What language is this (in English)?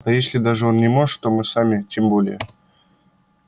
Russian